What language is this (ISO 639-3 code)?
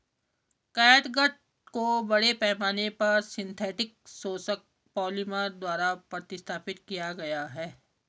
hin